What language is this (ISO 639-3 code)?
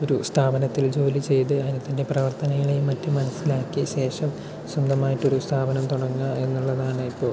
mal